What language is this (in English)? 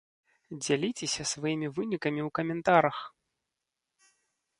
Belarusian